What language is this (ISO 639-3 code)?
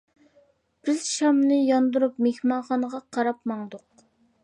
uig